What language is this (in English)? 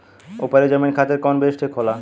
Bhojpuri